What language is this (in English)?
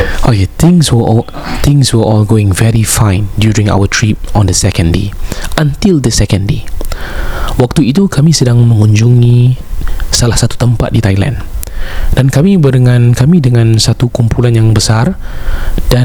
Malay